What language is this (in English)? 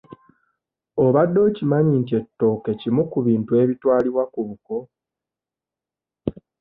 Ganda